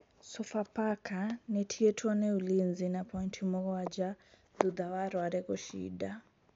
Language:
Kikuyu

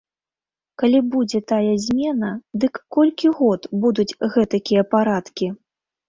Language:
Belarusian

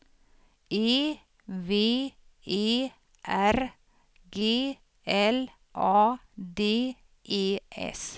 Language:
Swedish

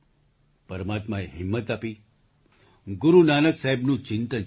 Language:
Gujarati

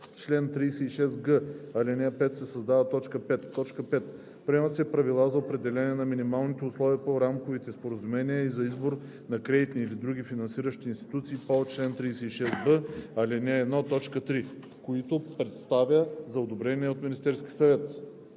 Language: Bulgarian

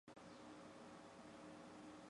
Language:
Chinese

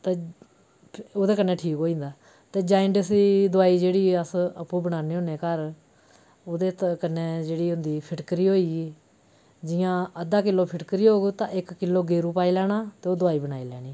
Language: Dogri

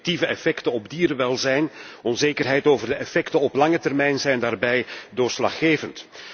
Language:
Dutch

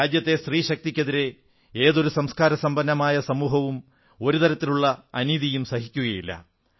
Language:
Malayalam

